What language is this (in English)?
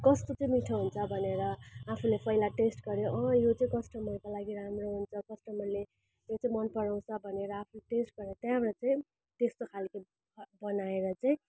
Nepali